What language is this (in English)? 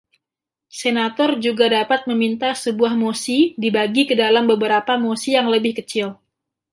Indonesian